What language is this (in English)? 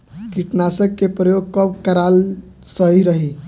Bhojpuri